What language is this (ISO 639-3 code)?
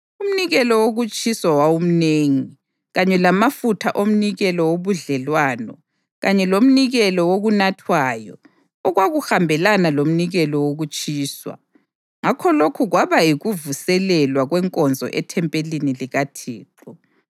nde